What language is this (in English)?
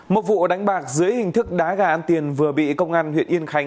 Vietnamese